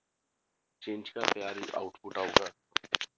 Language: Punjabi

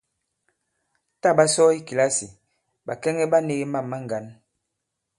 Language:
Bankon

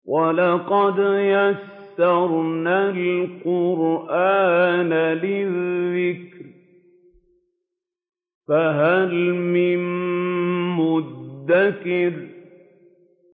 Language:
Arabic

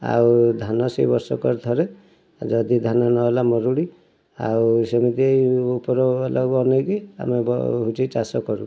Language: Odia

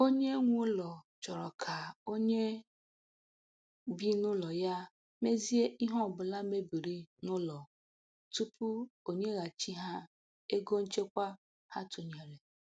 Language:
Igbo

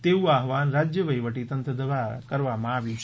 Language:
Gujarati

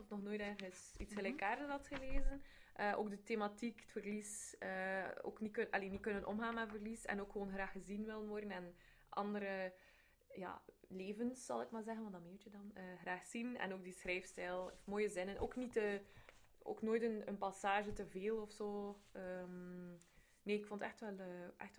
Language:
Dutch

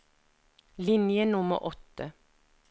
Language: Norwegian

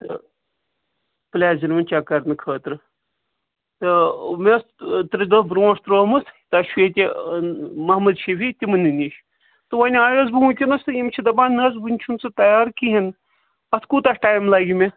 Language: Kashmiri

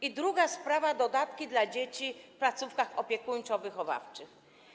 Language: Polish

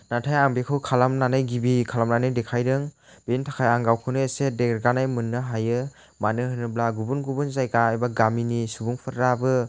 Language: Bodo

